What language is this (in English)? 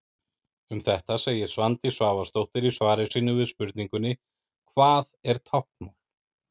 Icelandic